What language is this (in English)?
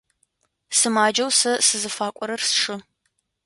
Adyghe